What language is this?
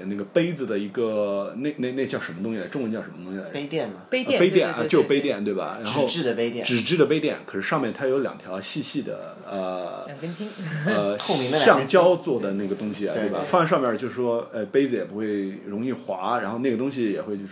Chinese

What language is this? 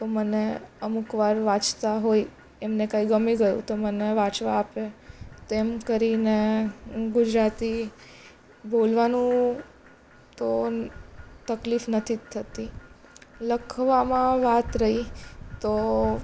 Gujarati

